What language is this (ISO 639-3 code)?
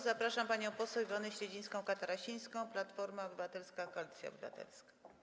pol